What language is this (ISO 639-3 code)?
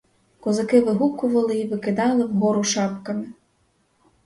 ukr